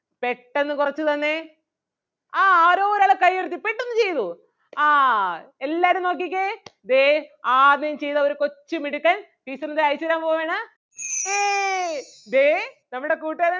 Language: Malayalam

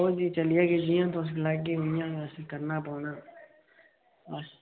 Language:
Dogri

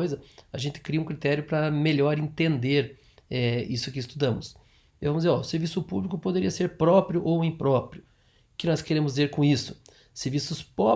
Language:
Portuguese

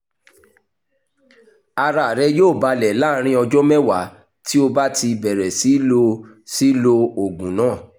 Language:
Yoruba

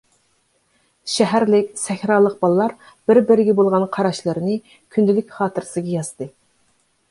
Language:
Uyghur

